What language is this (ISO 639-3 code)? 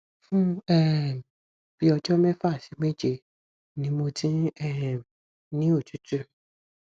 yor